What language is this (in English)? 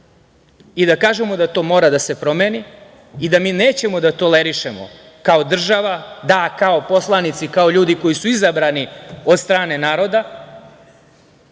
Serbian